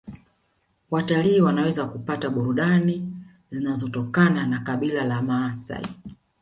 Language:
Swahili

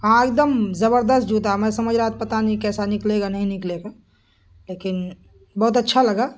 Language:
Urdu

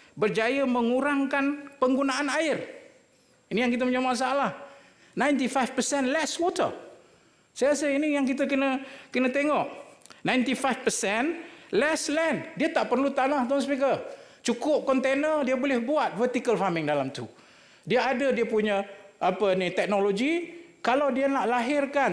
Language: Malay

